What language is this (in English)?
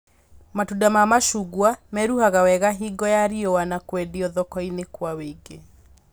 Kikuyu